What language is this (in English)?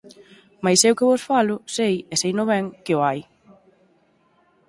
Galician